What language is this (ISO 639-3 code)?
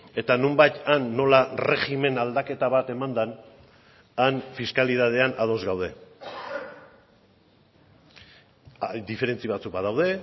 eus